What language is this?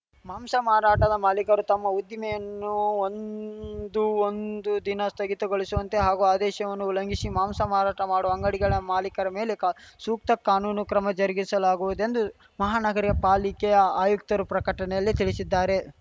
Kannada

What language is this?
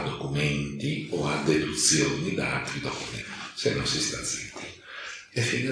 Italian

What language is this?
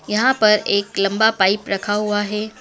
Hindi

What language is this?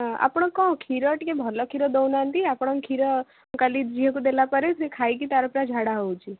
Odia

